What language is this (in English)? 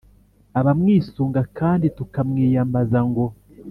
Kinyarwanda